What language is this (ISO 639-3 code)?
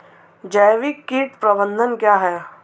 hin